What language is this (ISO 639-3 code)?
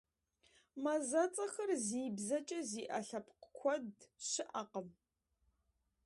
kbd